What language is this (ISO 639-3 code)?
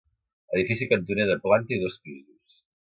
cat